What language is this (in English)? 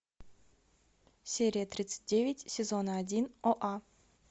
Russian